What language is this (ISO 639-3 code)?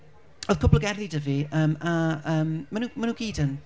cym